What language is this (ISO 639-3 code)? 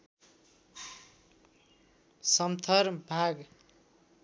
nep